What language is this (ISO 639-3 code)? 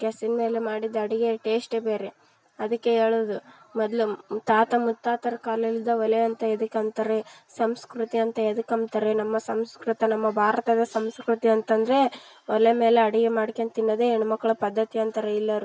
kan